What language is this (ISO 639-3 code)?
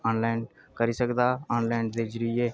doi